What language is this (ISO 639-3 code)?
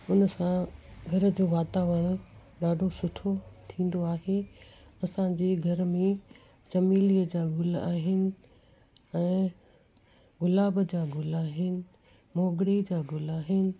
snd